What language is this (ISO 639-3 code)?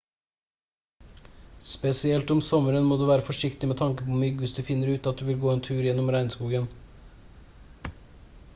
nob